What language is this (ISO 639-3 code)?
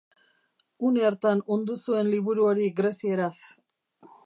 eus